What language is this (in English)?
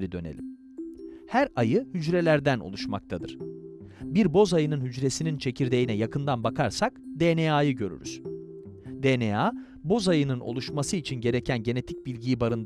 Turkish